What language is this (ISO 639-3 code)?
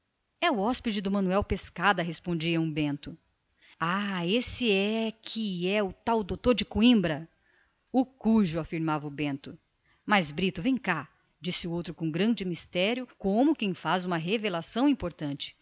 por